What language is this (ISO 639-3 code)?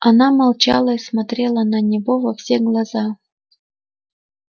rus